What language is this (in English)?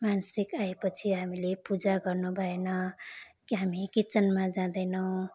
Nepali